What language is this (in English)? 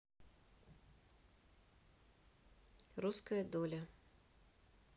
Russian